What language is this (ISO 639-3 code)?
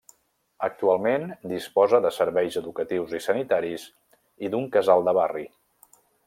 cat